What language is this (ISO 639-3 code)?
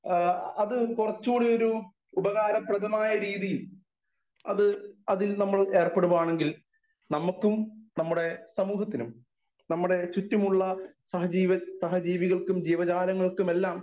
mal